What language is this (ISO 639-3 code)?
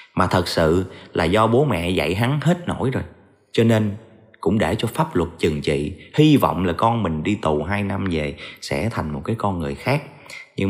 vie